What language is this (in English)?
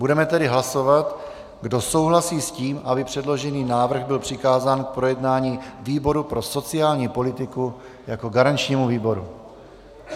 Czech